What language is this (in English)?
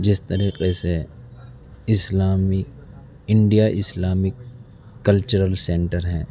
Urdu